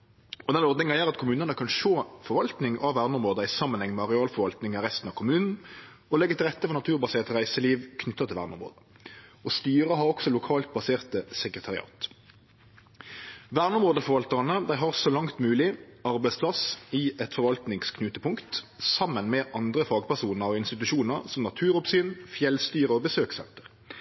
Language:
Norwegian Nynorsk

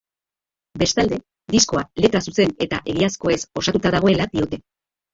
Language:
Basque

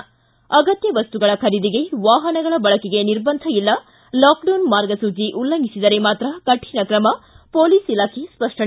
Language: Kannada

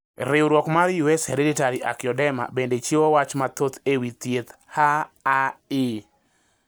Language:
Luo (Kenya and Tanzania)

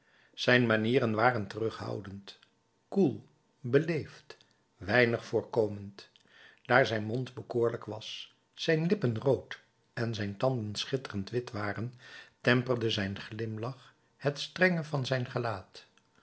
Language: Dutch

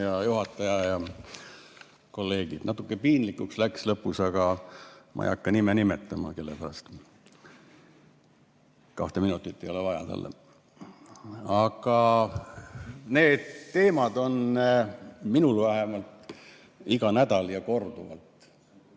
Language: Estonian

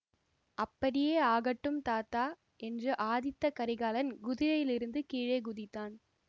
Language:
Tamil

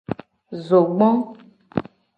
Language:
Gen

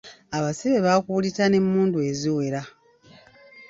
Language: Ganda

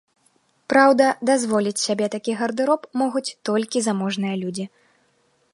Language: Belarusian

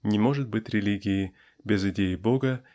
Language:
Russian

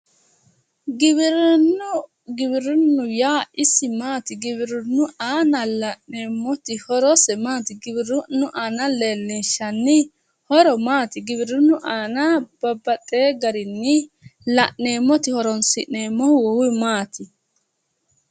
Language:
Sidamo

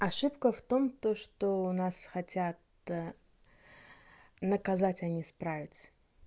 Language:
Russian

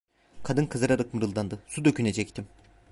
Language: Turkish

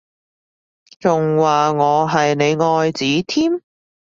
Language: Cantonese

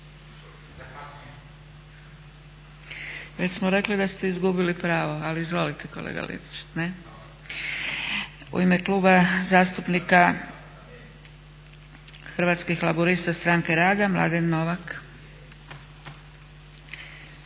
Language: Croatian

